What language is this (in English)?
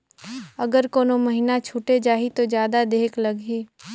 Chhattisgarhi